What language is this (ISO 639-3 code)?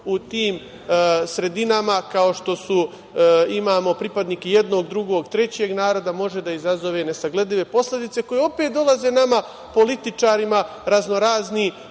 srp